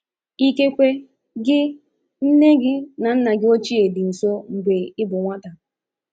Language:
Igbo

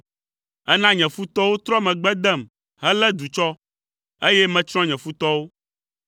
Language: Ewe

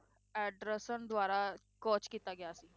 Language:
Punjabi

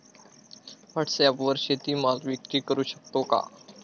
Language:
Marathi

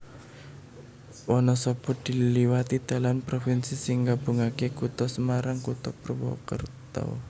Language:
Javanese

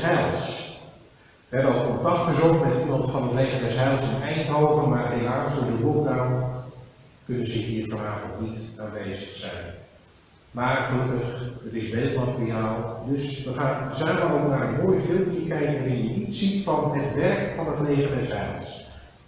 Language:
Dutch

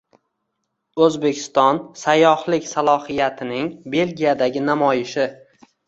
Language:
Uzbek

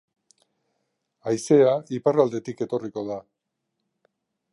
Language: Basque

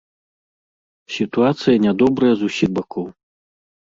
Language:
Belarusian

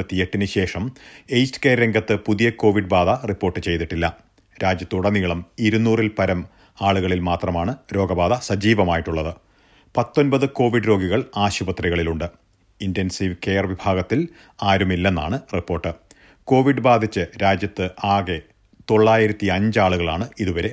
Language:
Malayalam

